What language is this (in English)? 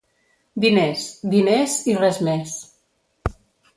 Catalan